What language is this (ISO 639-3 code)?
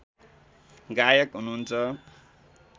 nep